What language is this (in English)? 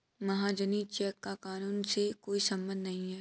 Hindi